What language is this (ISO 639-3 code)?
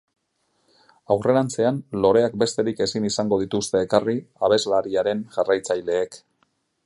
eus